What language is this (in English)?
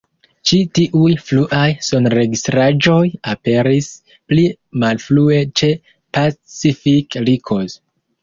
Esperanto